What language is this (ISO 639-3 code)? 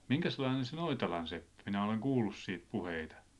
fin